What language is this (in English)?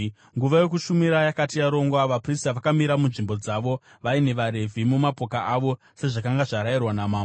Shona